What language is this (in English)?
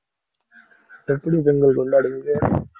Tamil